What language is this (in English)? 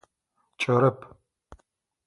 Adyghe